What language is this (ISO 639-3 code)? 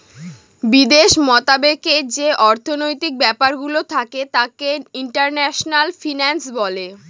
ben